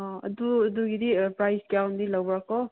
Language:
Manipuri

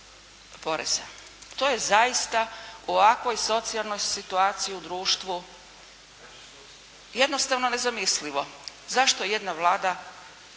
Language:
Croatian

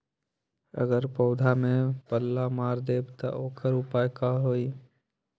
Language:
Magahi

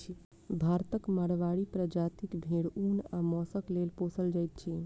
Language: Maithili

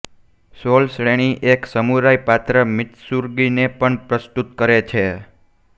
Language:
Gujarati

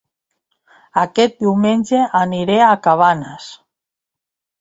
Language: Catalan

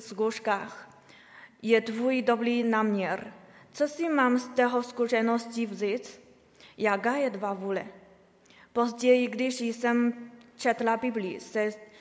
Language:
Czech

